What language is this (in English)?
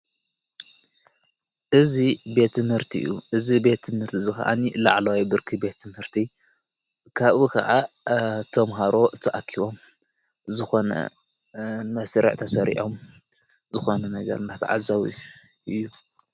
Tigrinya